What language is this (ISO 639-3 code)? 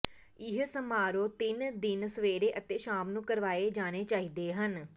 pan